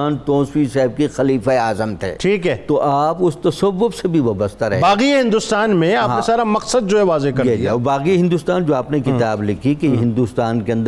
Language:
Urdu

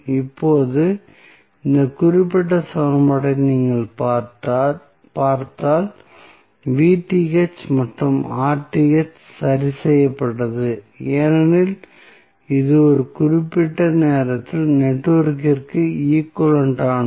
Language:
Tamil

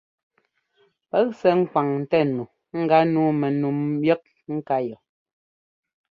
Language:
Ngomba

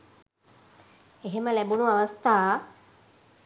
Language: Sinhala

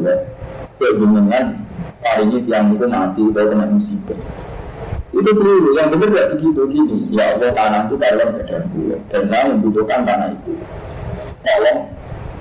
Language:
Indonesian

